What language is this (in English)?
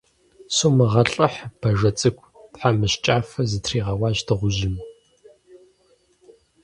Kabardian